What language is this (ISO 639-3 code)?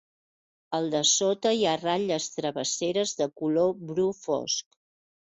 cat